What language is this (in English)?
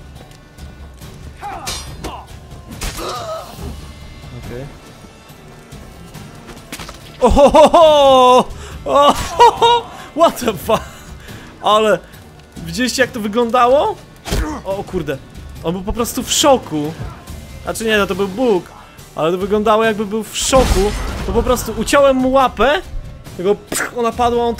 Polish